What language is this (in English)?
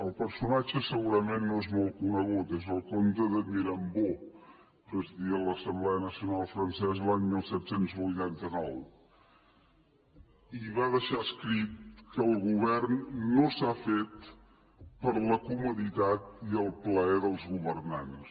Catalan